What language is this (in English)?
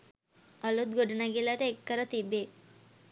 Sinhala